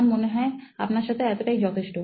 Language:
Bangla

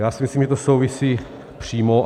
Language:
Czech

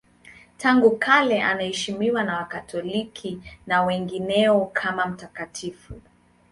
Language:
Swahili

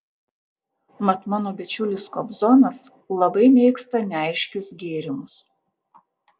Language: Lithuanian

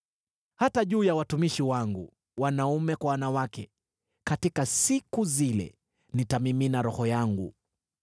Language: Swahili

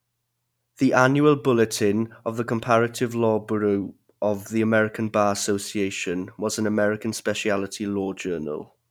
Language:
English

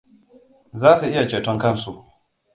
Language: Hausa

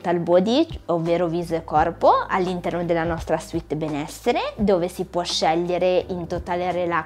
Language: Italian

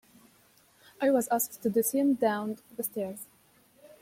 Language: English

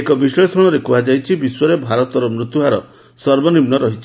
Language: Odia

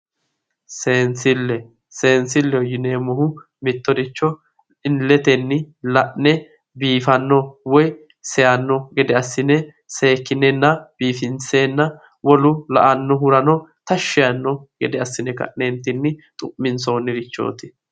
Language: Sidamo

